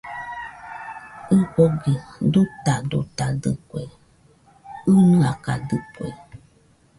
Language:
Nüpode Huitoto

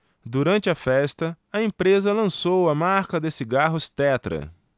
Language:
Portuguese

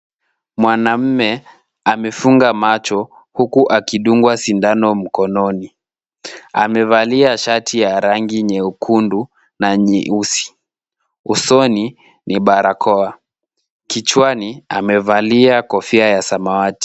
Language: Swahili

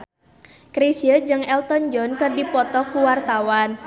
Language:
Sundanese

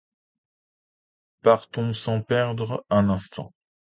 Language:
French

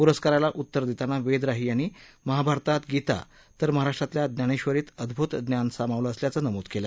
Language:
Marathi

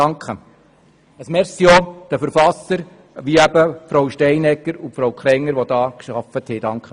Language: Swiss German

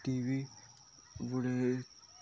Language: Konkani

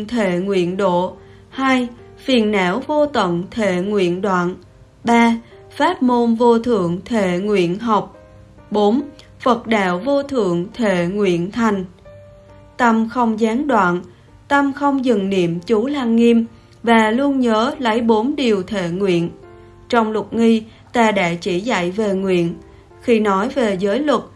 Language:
Vietnamese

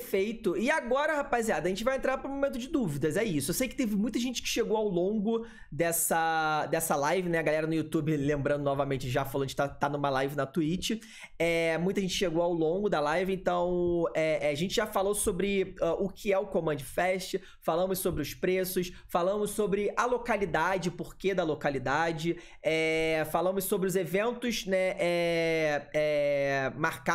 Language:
Portuguese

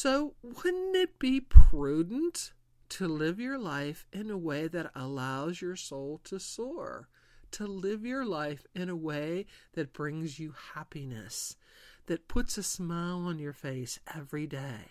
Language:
English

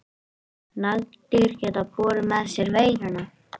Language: Icelandic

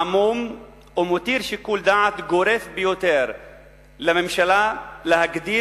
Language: Hebrew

